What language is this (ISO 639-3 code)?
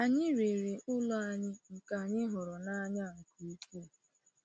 ibo